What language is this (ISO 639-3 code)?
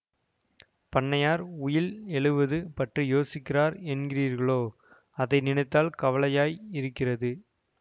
tam